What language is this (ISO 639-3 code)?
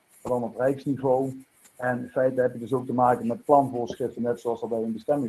nld